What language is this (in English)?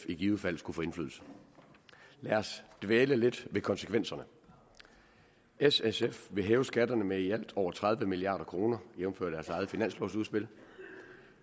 Danish